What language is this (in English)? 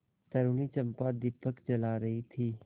Hindi